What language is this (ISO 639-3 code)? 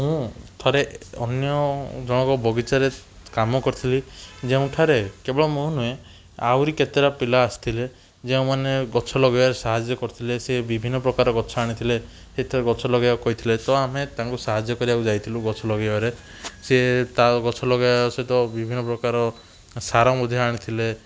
ori